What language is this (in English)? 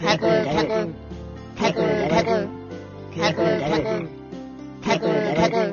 Korean